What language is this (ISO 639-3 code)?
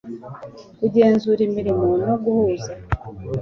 kin